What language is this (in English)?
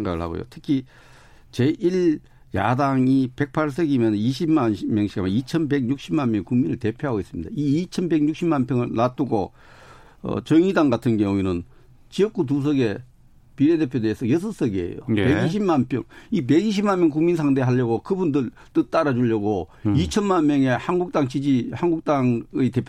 Korean